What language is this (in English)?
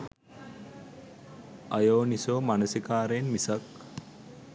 Sinhala